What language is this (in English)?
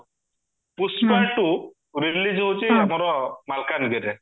Odia